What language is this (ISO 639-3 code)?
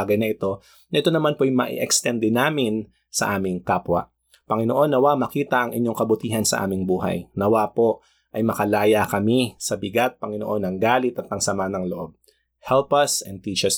fil